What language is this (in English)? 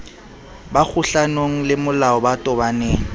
Southern Sotho